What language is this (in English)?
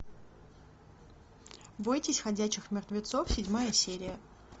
Russian